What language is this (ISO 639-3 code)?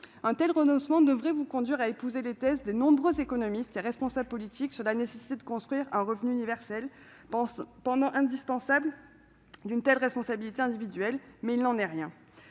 fra